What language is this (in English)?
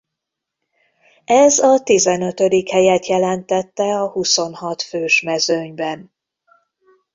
Hungarian